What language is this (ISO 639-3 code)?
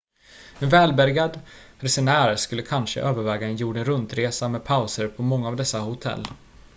swe